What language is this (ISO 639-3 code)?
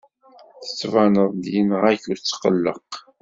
kab